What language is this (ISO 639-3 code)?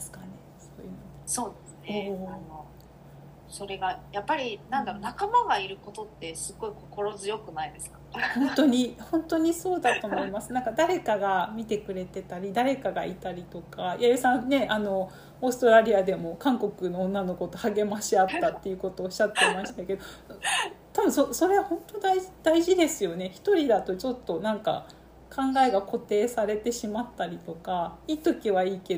jpn